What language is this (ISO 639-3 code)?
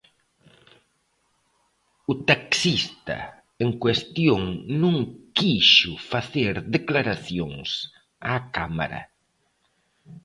glg